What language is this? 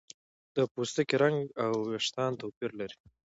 Pashto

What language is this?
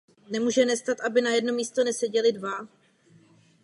Czech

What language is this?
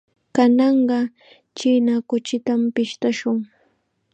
Chiquián Ancash Quechua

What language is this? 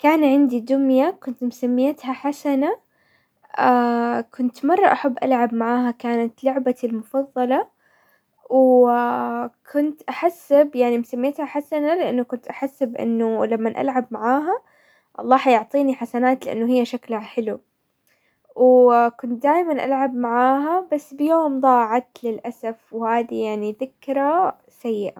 Hijazi Arabic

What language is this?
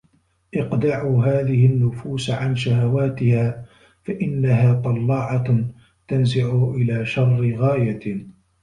Arabic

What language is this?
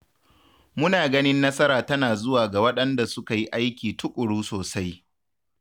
Hausa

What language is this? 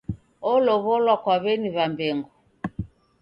Taita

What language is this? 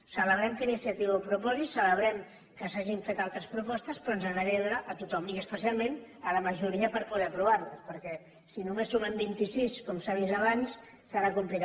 Catalan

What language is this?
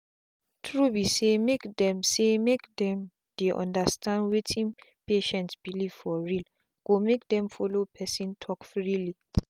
Nigerian Pidgin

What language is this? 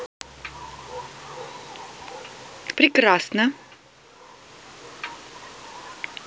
Russian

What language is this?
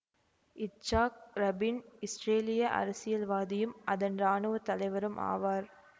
Tamil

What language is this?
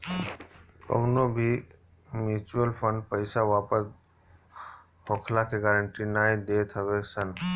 Bhojpuri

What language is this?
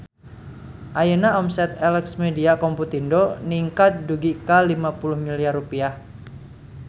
Sundanese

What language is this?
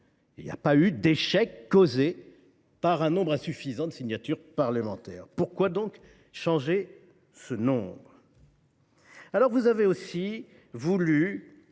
French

